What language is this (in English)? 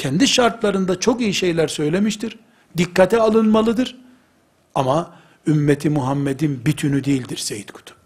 Turkish